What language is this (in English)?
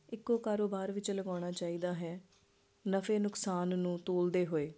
Punjabi